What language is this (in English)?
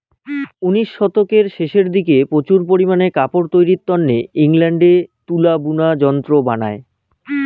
Bangla